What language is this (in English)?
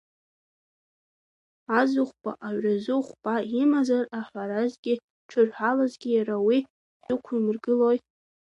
Abkhazian